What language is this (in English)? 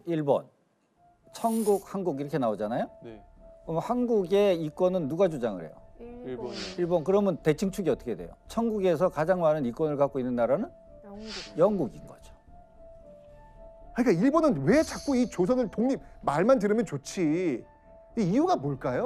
Korean